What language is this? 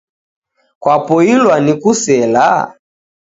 Taita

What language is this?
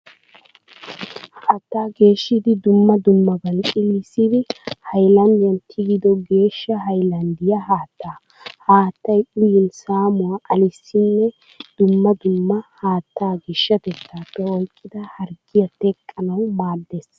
Wolaytta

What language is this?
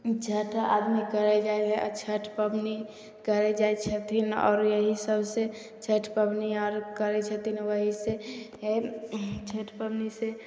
Maithili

